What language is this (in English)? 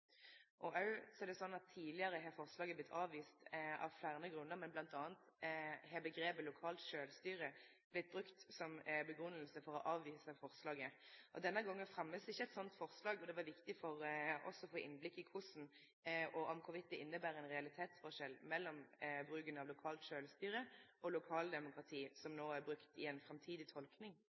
Norwegian Nynorsk